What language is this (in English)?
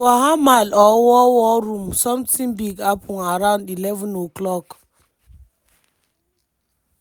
Nigerian Pidgin